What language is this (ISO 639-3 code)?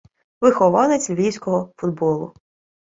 ukr